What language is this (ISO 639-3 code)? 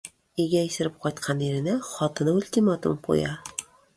tat